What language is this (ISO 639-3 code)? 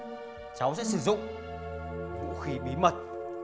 vie